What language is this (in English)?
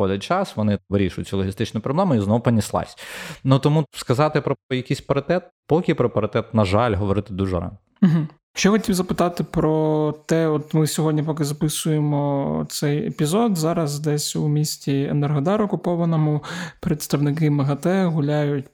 Ukrainian